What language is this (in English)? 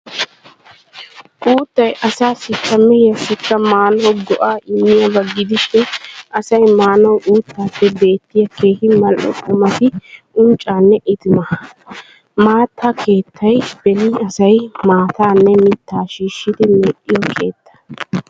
Wolaytta